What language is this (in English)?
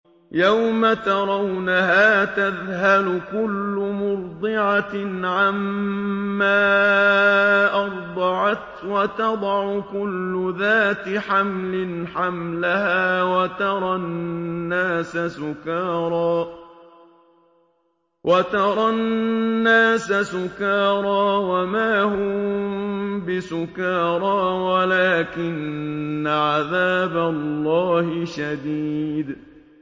Arabic